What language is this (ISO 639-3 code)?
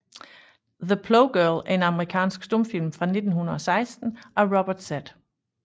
dan